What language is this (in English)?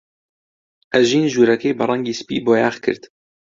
Central Kurdish